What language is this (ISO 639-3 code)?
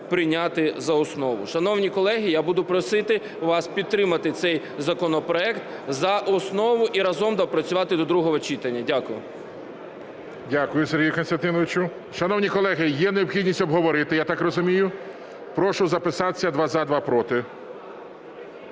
ukr